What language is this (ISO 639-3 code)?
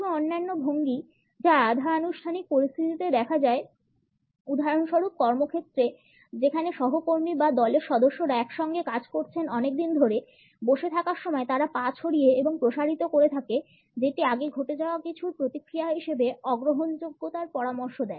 ben